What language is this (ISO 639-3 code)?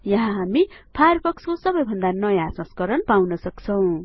nep